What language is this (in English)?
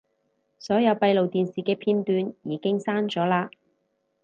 Cantonese